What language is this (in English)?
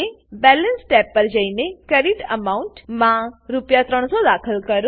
Gujarati